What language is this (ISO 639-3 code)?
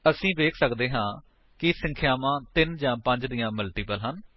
pan